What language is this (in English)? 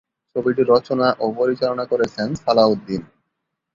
Bangla